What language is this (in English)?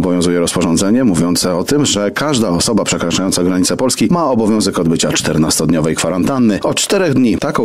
Polish